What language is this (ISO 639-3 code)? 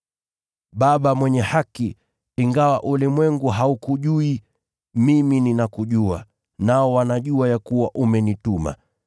swa